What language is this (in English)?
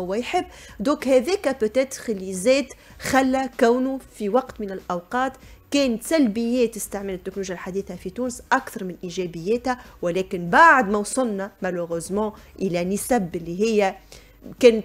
Arabic